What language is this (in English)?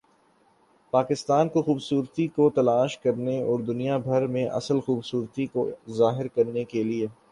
Urdu